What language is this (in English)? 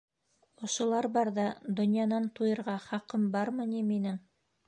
Bashkir